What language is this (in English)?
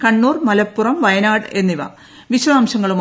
Malayalam